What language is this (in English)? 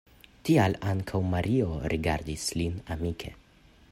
Esperanto